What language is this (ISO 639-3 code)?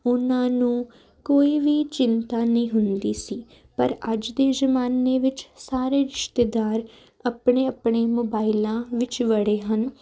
pan